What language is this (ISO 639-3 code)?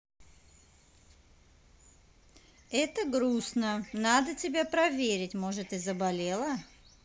rus